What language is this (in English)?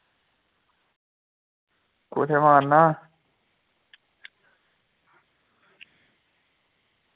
Dogri